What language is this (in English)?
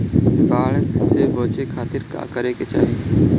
Bhojpuri